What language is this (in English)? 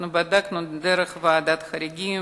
Hebrew